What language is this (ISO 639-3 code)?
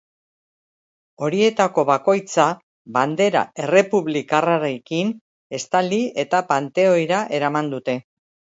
eus